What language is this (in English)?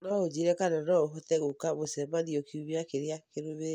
Kikuyu